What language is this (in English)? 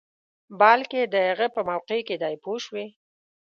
Pashto